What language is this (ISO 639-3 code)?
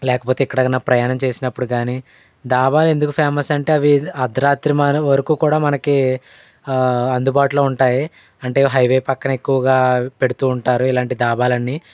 tel